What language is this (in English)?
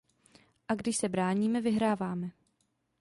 Czech